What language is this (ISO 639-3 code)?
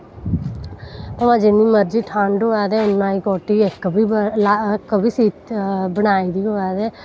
doi